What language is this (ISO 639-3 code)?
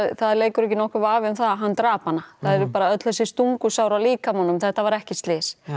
isl